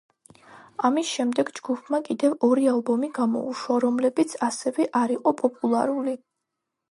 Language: Georgian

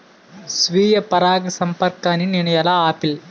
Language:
Telugu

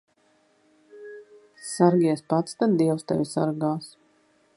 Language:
Latvian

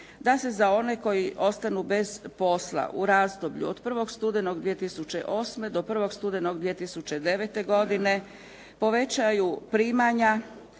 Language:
Croatian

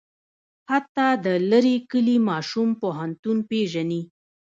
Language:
Pashto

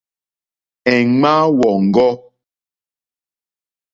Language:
Mokpwe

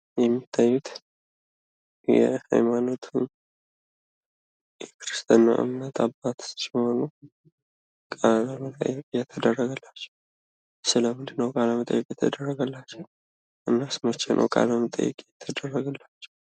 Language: Amharic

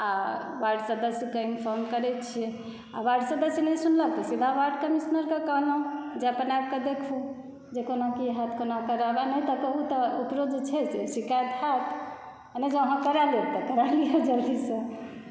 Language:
Maithili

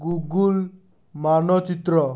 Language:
Odia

